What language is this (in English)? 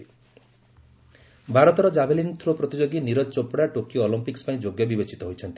Odia